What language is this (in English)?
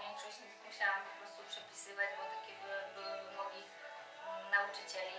Polish